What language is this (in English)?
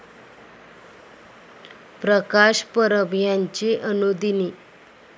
Marathi